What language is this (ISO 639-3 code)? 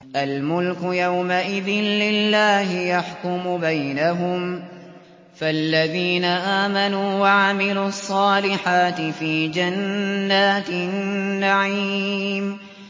ara